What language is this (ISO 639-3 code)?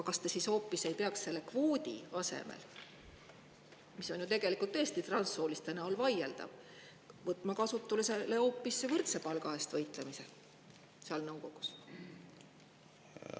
est